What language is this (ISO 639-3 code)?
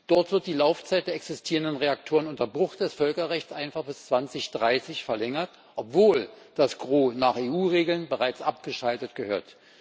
deu